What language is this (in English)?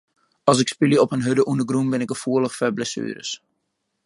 Western Frisian